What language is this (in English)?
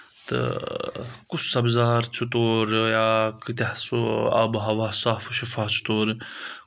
Kashmiri